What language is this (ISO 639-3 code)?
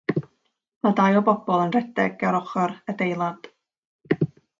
cym